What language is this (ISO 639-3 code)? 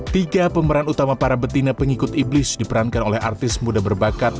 ind